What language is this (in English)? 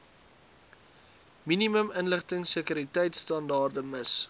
Afrikaans